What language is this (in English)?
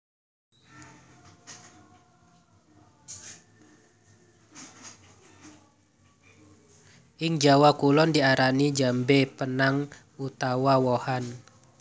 Javanese